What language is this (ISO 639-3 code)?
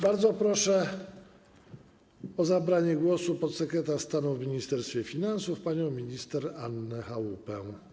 pol